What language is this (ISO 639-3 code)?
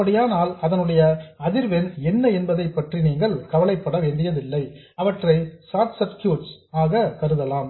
tam